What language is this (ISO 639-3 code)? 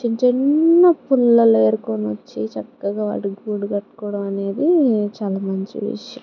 tel